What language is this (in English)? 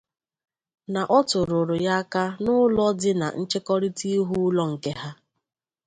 Igbo